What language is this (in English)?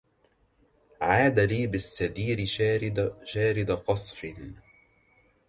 Arabic